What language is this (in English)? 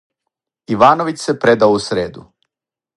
Serbian